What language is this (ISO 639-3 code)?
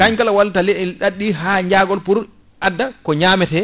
ful